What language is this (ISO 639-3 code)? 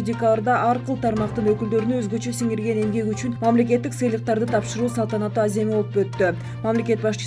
tur